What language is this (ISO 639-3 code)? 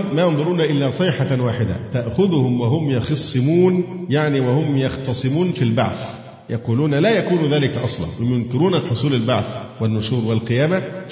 ara